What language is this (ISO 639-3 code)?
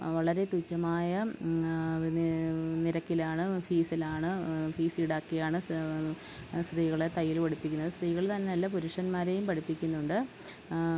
mal